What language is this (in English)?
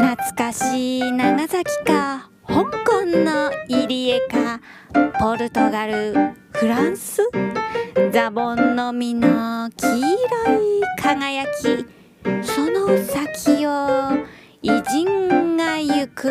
Japanese